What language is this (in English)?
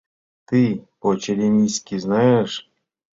Mari